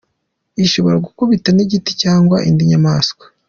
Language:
Kinyarwanda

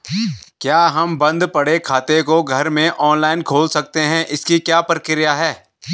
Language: Hindi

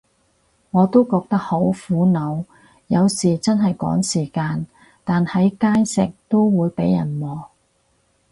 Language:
Cantonese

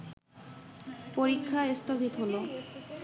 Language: Bangla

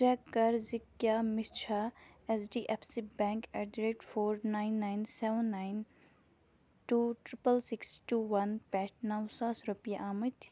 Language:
Kashmiri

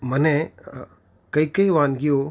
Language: Gujarati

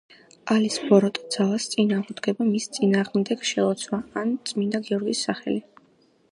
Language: Georgian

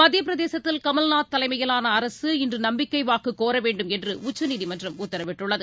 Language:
Tamil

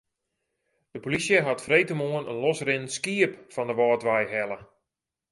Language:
Western Frisian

